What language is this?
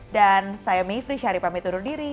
Indonesian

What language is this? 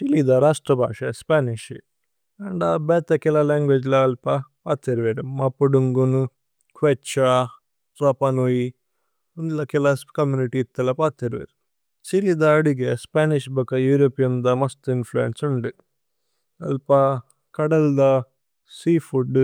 Tulu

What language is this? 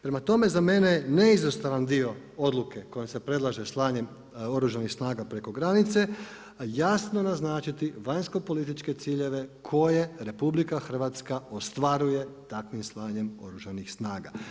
Croatian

